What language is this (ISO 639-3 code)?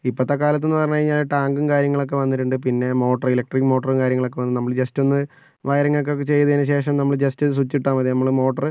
mal